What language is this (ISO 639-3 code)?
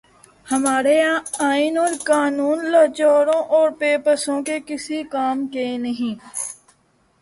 urd